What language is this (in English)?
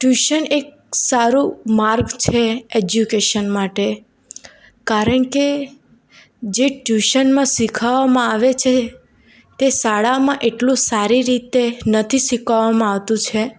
Gujarati